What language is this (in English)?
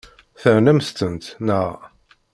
Kabyle